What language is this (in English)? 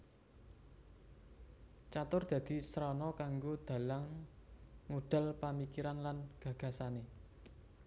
Javanese